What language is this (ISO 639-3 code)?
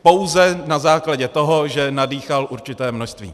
ces